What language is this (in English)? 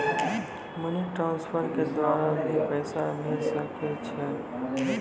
Maithili